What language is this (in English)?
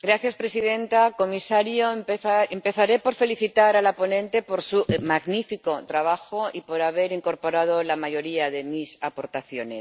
Spanish